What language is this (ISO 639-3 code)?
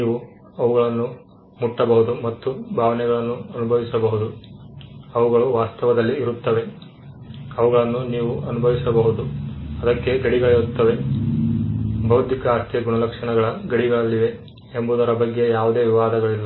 kan